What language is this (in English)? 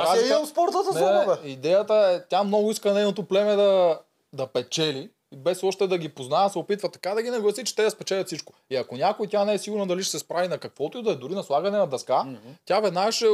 Bulgarian